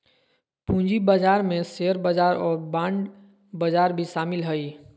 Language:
Magahi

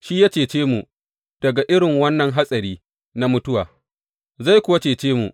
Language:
Hausa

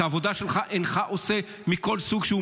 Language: Hebrew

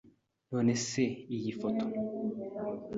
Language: Kinyarwanda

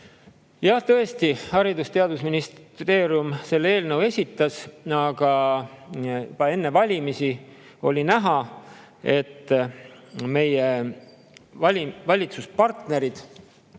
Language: Estonian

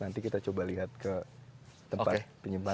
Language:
Indonesian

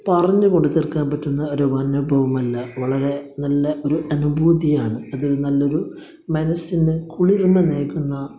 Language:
Malayalam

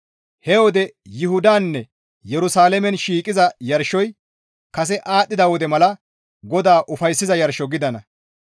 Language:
Gamo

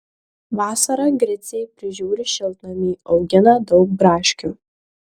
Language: Lithuanian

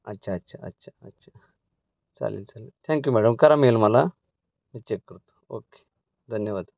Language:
Marathi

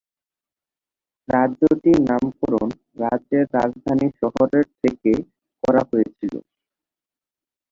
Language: Bangla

